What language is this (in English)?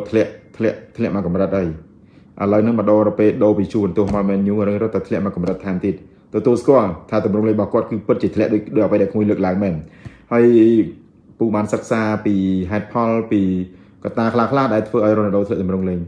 Indonesian